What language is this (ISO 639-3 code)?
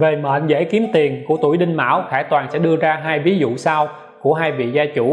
vie